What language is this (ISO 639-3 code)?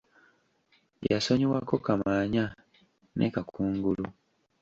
lug